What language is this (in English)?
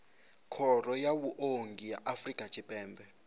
Venda